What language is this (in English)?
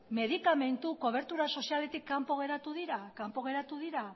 Basque